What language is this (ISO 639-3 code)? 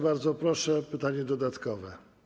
pol